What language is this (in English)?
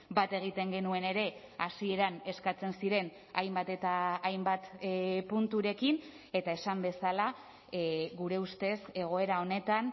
Basque